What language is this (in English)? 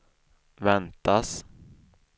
Swedish